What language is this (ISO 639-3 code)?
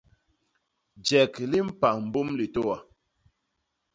bas